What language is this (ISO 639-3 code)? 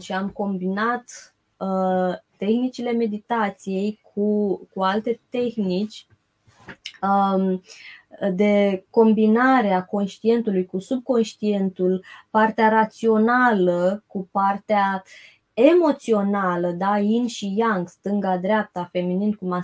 ron